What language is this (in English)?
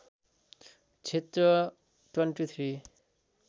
Nepali